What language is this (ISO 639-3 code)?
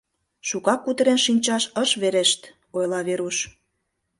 chm